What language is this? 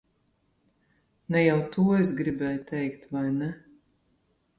Latvian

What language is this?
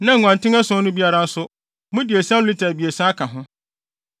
Akan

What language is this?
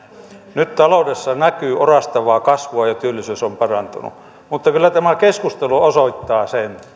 Finnish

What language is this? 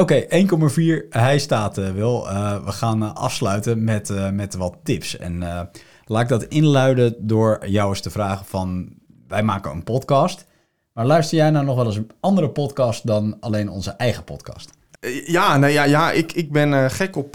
Dutch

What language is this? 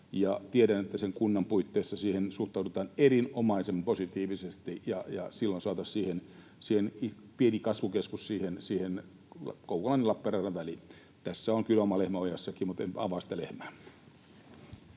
Finnish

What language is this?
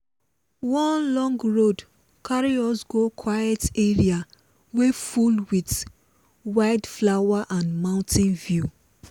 Nigerian Pidgin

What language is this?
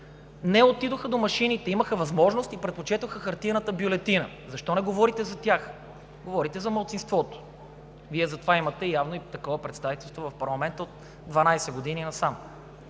Bulgarian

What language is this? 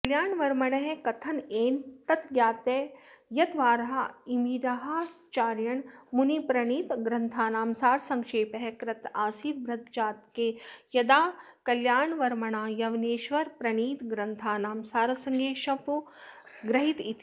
Sanskrit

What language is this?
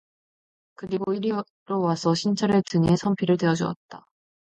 Korean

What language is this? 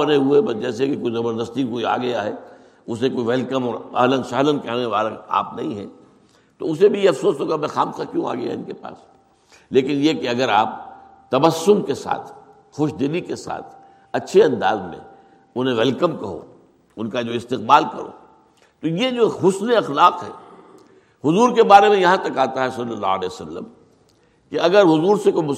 Urdu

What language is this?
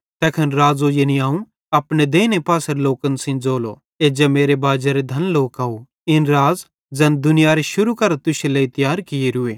Bhadrawahi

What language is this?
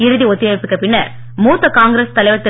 Tamil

